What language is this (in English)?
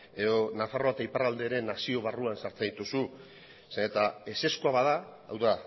Basque